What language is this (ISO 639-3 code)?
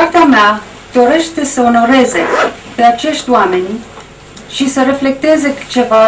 ron